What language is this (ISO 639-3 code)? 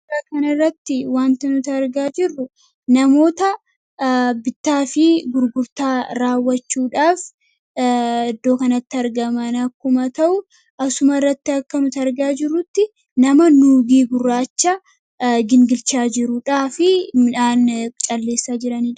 orm